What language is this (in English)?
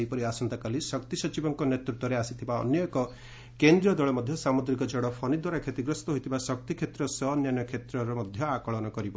Odia